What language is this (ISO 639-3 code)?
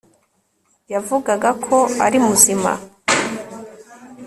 kin